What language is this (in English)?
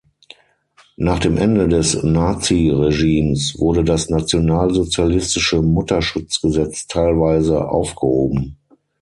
German